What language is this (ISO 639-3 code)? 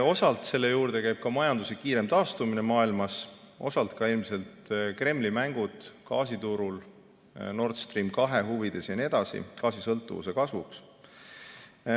est